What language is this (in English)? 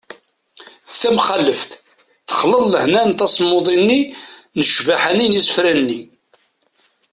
Kabyle